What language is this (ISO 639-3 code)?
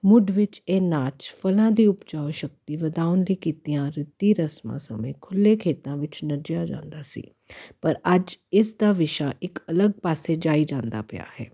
pan